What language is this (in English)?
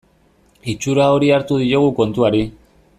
Basque